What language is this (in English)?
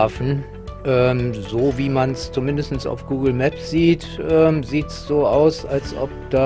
German